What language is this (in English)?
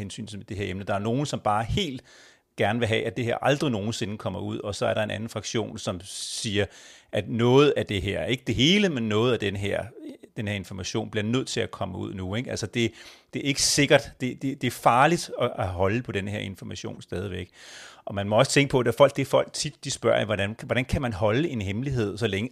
Danish